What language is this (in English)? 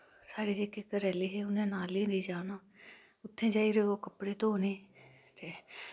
Dogri